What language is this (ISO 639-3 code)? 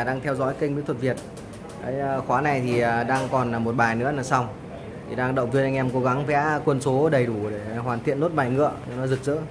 vie